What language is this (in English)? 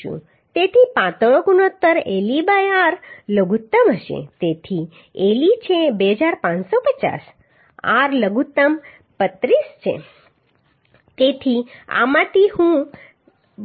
Gujarati